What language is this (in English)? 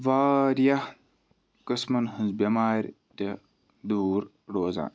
Kashmiri